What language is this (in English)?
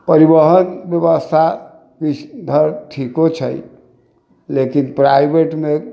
Maithili